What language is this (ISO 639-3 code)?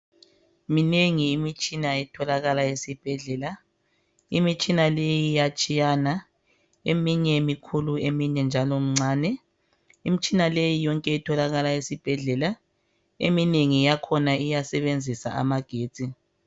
nde